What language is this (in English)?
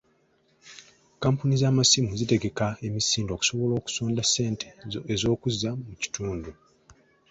Ganda